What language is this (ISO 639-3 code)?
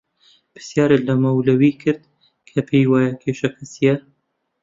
ckb